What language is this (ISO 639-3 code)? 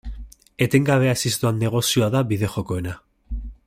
eus